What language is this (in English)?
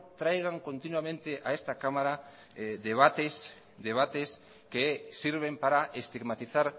Spanish